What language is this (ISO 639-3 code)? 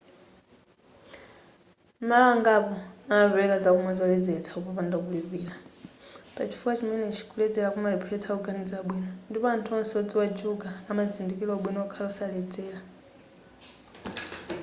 nya